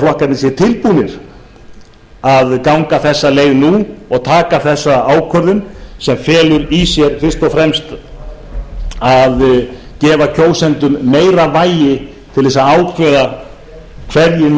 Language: Icelandic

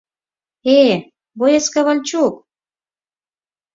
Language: Mari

